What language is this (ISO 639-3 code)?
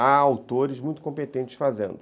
por